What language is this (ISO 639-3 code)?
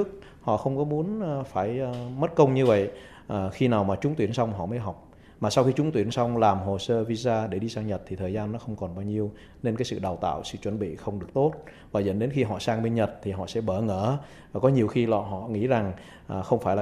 vie